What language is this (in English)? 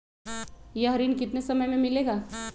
Magahi